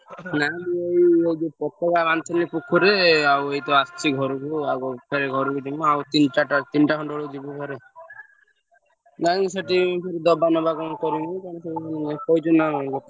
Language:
Odia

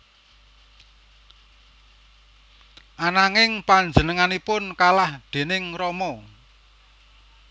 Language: Javanese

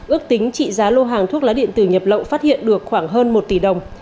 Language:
Vietnamese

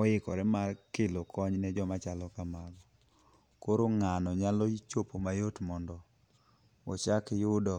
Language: Luo (Kenya and Tanzania)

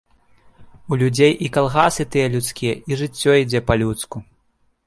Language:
Belarusian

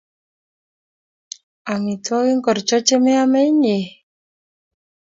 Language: Kalenjin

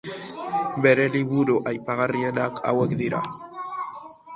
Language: Basque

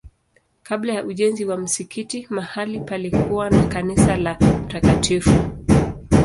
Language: Swahili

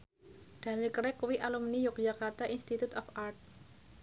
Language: Javanese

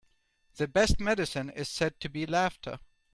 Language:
English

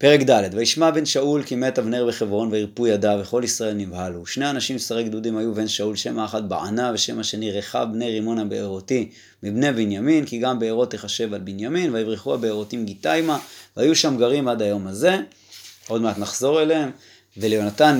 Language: Hebrew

